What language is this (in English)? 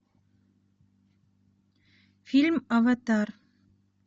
Russian